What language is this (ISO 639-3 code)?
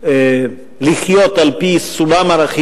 heb